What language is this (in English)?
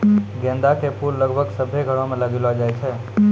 Maithili